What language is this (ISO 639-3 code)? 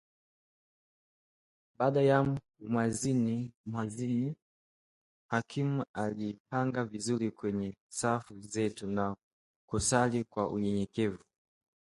swa